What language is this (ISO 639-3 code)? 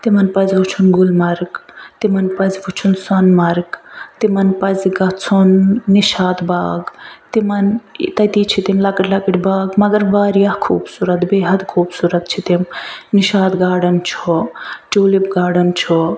kas